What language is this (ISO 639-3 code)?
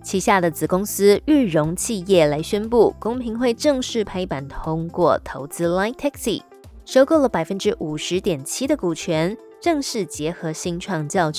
zho